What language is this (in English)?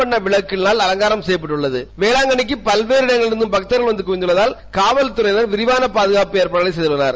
Tamil